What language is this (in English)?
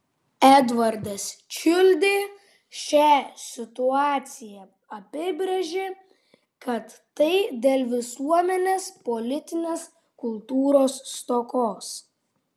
Lithuanian